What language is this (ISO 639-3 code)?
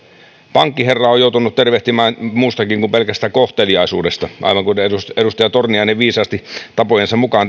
fin